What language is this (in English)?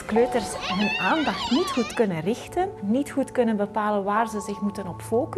Dutch